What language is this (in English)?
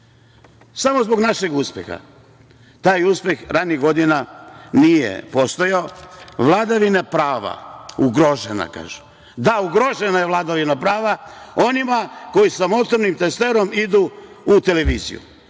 Serbian